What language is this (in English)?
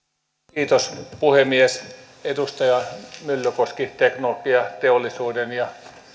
Finnish